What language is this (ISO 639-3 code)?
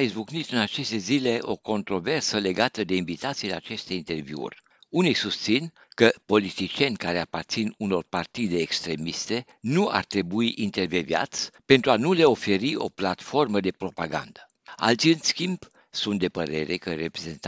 ron